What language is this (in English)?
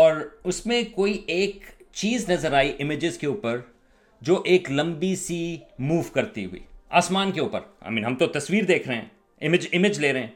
Urdu